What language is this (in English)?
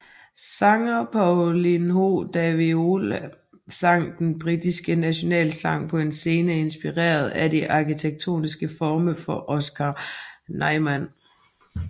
Danish